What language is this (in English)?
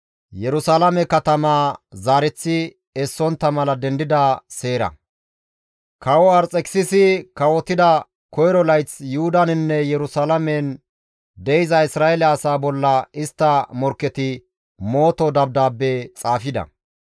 Gamo